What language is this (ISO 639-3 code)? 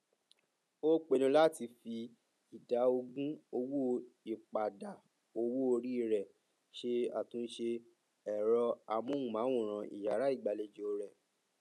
yor